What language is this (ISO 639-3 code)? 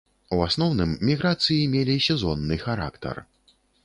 bel